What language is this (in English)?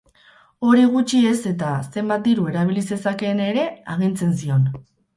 Basque